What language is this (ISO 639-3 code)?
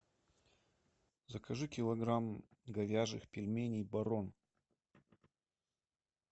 rus